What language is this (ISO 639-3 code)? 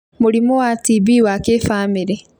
kik